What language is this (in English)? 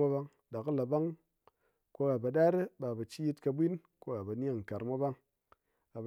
Ngas